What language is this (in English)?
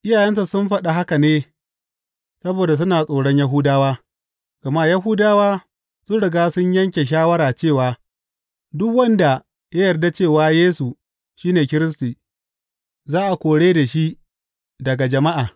Hausa